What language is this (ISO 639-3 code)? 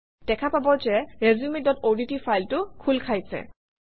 asm